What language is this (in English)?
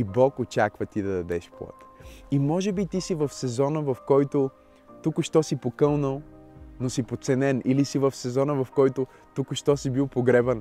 Bulgarian